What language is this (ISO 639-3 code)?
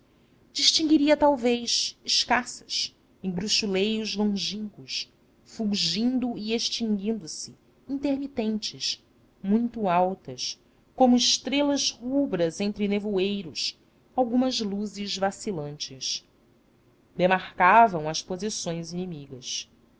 por